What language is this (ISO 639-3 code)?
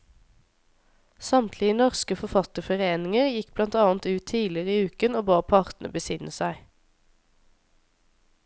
nor